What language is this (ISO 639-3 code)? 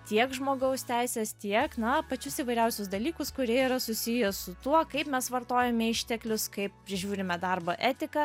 lit